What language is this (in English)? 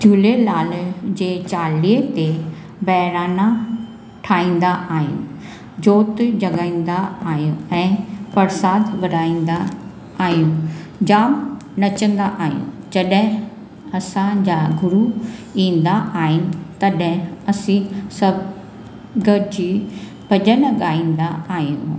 Sindhi